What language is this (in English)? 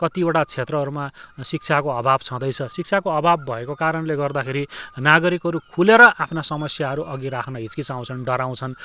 Nepali